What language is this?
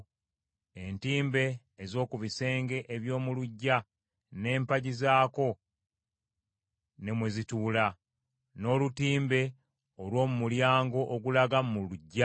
Ganda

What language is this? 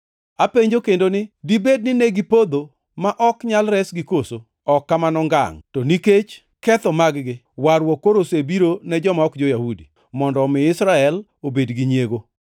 Luo (Kenya and Tanzania)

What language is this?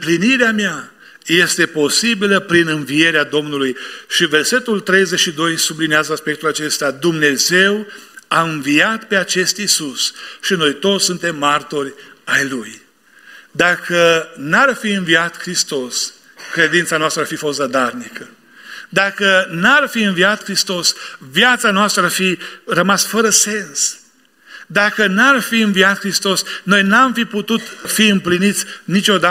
Romanian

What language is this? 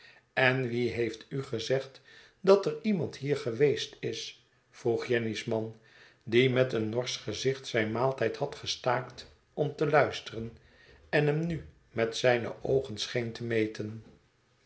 Dutch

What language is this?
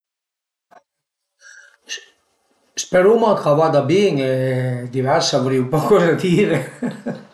Piedmontese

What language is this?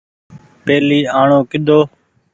Goaria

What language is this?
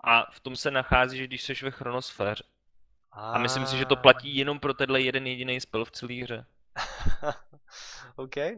Czech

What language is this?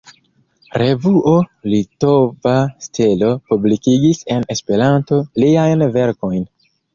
Esperanto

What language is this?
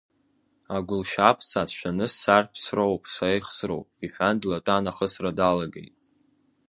Abkhazian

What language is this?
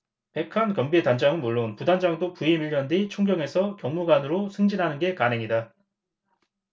Korean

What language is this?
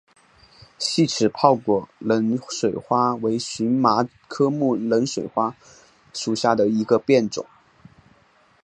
Chinese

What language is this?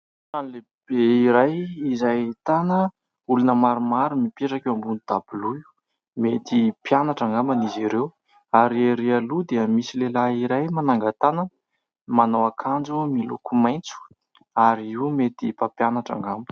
Malagasy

